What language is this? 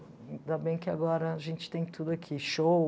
Portuguese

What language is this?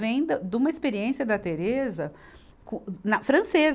Portuguese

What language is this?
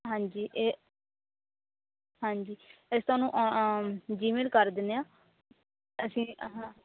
Punjabi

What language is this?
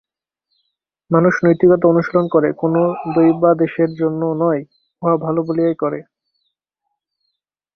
Bangla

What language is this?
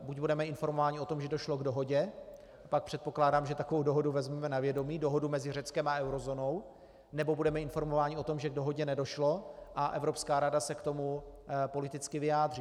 Czech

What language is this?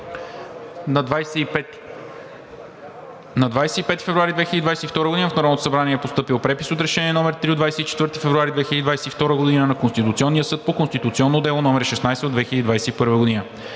Bulgarian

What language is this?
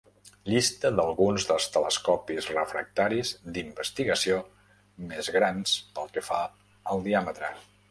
Catalan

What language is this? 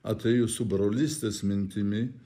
Lithuanian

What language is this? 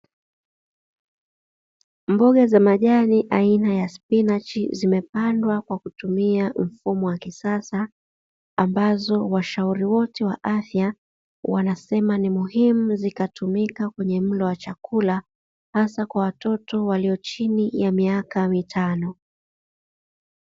Swahili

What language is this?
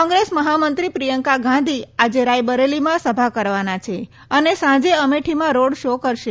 Gujarati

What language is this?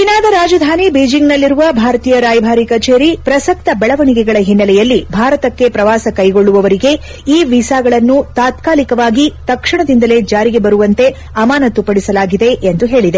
Kannada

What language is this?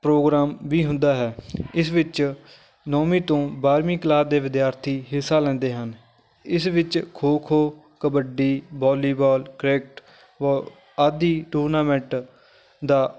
Punjabi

